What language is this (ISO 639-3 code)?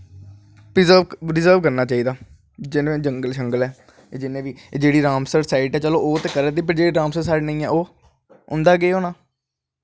doi